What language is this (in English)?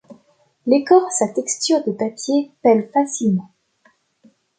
French